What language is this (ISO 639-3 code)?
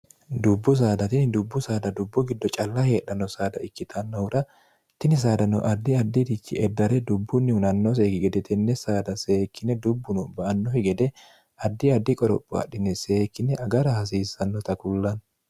sid